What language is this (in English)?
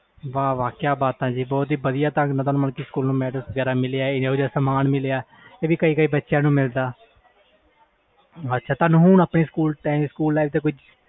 Punjabi